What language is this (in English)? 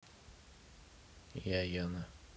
Russian